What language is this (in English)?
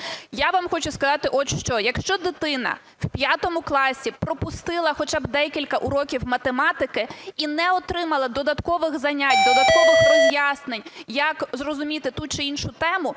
Ukrainian